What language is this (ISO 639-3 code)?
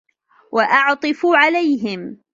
ara